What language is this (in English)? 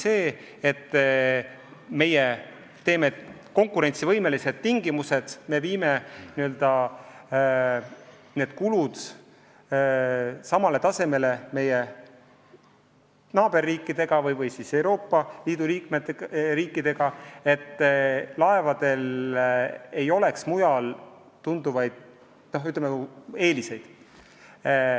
Estonian